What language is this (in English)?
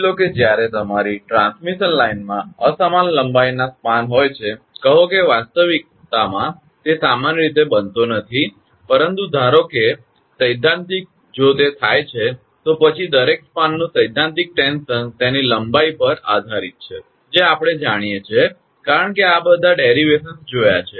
Gujarati